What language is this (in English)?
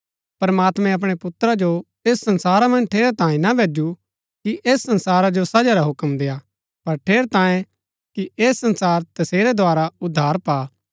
Gaddi